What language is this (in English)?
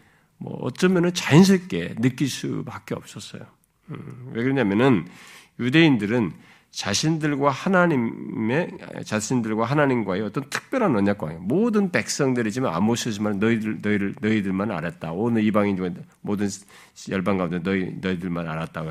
Korean